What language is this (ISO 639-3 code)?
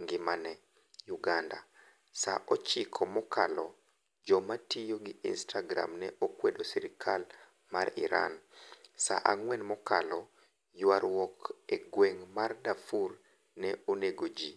luo